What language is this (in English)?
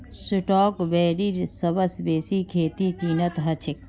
Magahi